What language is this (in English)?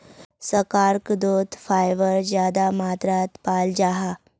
Magahi